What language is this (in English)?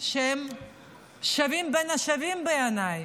Hebrew